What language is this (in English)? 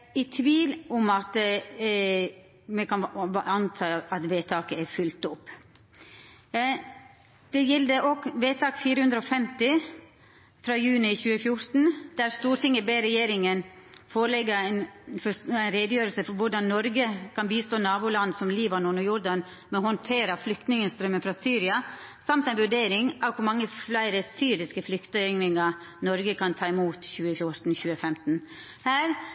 Norwegian Nynorsk